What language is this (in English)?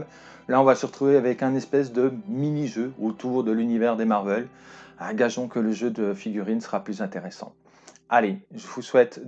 French